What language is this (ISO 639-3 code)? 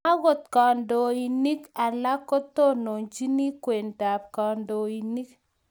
kln